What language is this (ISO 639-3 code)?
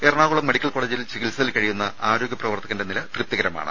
mal